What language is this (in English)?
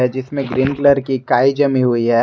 Hindi